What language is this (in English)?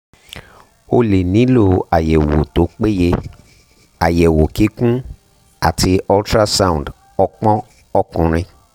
Yoruba